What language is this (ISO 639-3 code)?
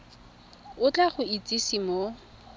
tsn